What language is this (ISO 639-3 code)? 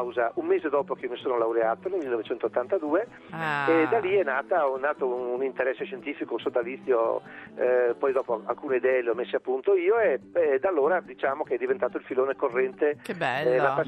ita